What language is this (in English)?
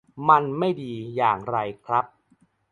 Thai